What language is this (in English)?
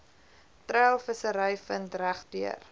Afrikaans